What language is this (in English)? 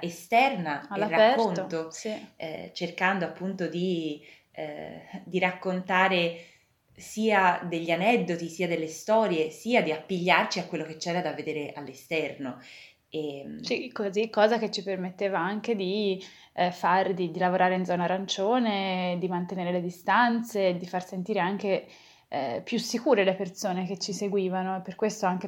Italian